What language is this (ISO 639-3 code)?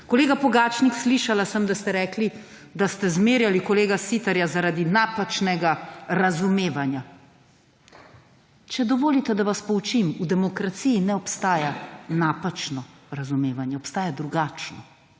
slv